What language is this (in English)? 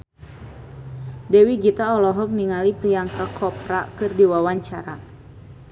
Sundanese